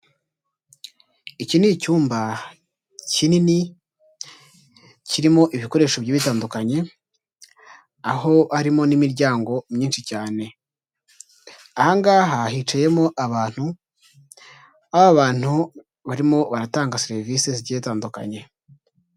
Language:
Kinyarwanda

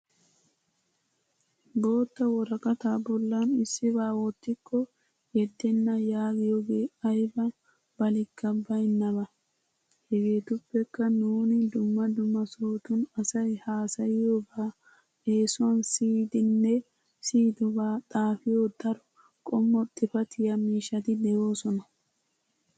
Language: Wolaytta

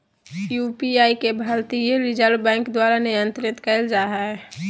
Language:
Magahi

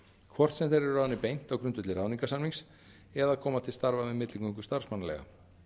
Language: Icelandic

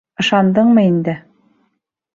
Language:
Bashkir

